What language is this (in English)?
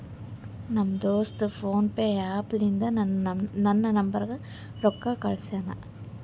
Kannada